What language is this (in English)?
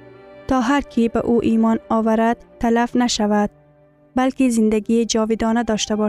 Persian